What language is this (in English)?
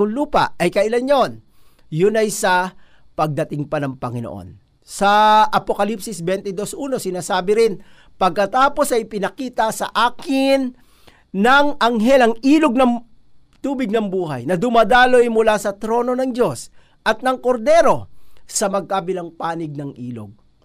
Filipino